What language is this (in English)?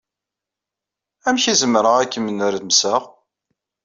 Kabyle